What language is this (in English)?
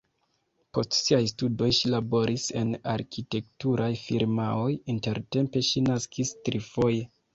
Esperanto